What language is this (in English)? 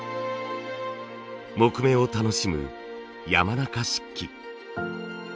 Japanese